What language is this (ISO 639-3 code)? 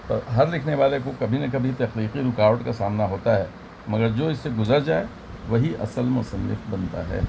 urd